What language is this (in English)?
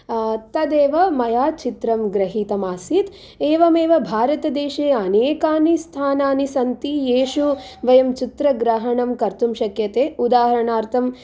Sanskrit